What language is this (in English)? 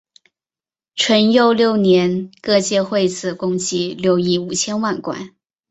Chinese